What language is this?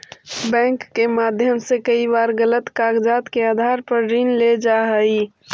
Magahi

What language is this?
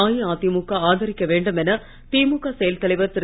Tamil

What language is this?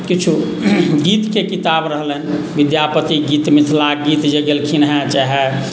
Maithili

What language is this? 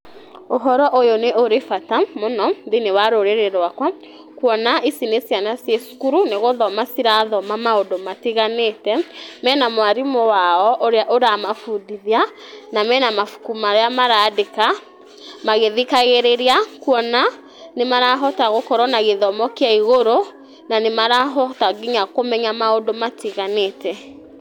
Kikuyu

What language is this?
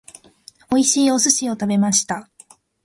Japanese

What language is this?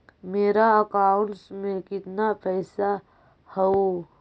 Magahi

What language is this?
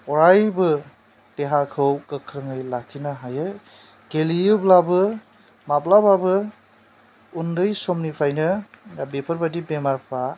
Bodo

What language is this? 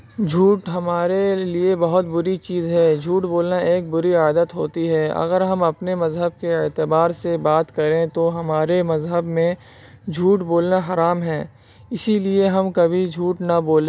Urdu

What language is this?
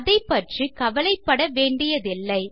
Tamil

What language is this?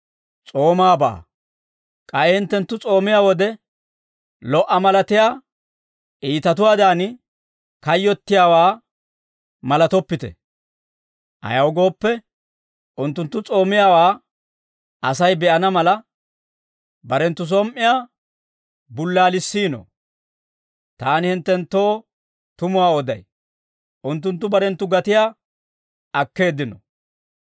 Dawro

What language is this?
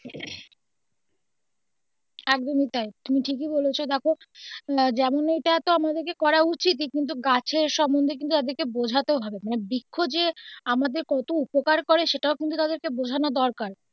Bangla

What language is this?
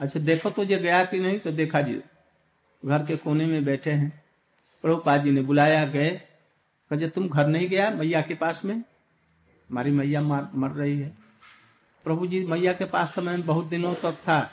Hindi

